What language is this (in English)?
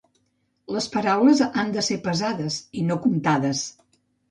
Catalan